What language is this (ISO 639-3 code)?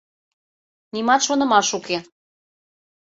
chm